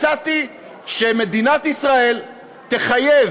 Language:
Hebrew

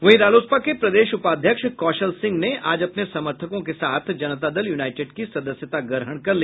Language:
Hindi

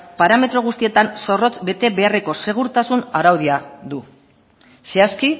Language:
Basque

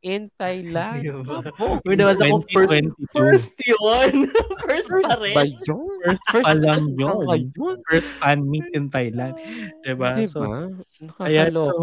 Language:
Filipino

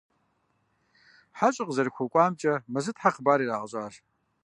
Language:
Kabardian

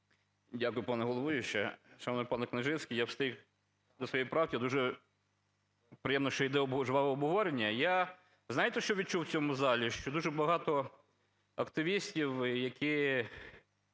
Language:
Ukrainian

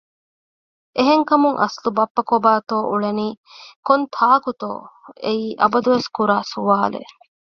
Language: Divehi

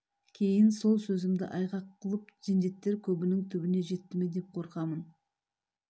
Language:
Kazakh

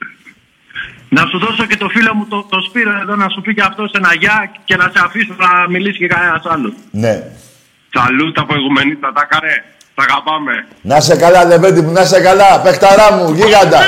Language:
Greek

